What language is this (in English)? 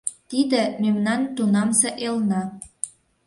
Mari